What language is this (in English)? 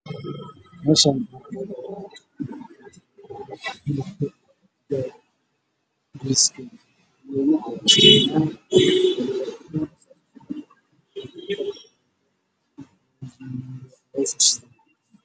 Somali